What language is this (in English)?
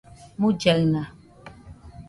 Nüpode Huitoto